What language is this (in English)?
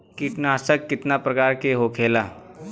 Bhojpuri